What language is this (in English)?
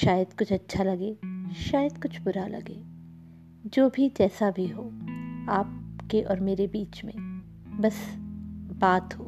Hindi